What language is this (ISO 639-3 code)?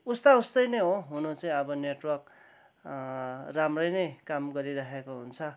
nep